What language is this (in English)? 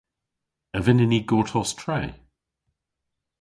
Cornish